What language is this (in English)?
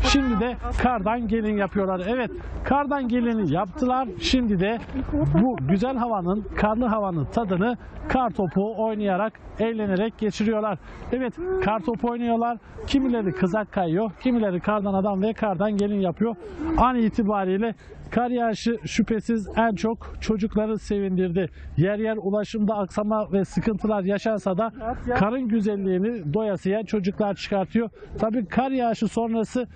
Turkish